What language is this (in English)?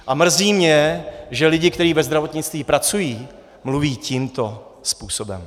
Czech